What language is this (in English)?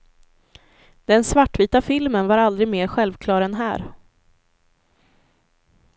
Swedish